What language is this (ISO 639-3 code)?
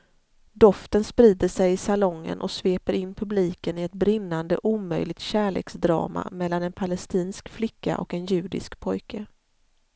swe